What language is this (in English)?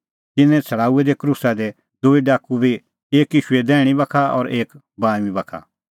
Kullu Pahari